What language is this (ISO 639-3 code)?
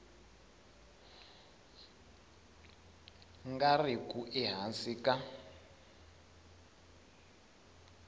tso